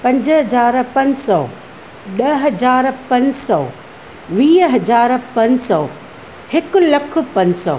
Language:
Sindhi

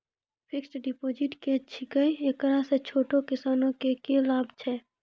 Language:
Maithili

